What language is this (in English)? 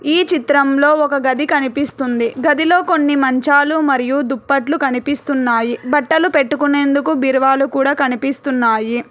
Telugu